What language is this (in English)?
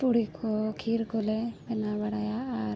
Santali